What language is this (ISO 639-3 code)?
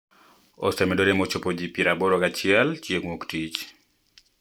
luo